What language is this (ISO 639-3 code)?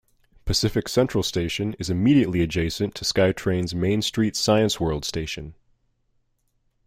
eng